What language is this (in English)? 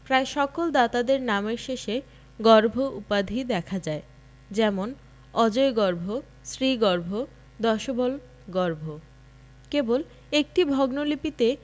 Bangla